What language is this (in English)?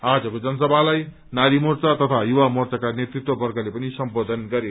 Nepali